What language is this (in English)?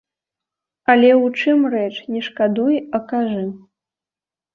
Belarusian